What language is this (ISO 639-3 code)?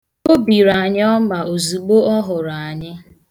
ibo